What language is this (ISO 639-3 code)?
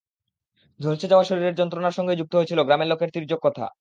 ben